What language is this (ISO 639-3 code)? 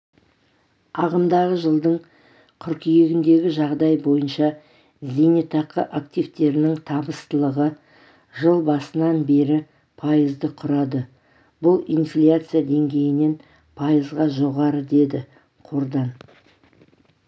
kaz